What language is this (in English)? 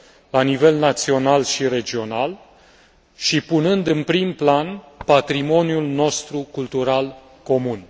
Romanian